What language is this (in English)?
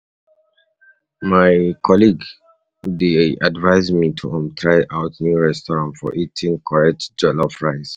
Nigerian Pidgin